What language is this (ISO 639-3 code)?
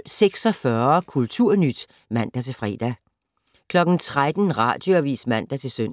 dan